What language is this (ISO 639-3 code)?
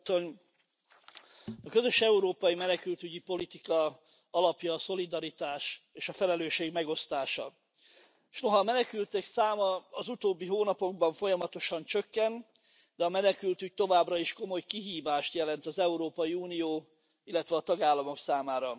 hun